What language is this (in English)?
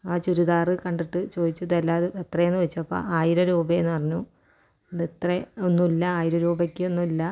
Malayalam